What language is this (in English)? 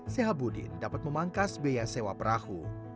Indonesian